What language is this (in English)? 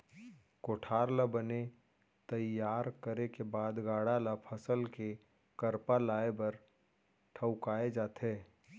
Chhattisgarhi